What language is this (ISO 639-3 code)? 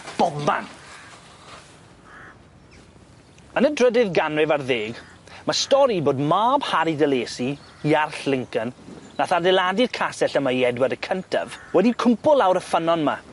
cym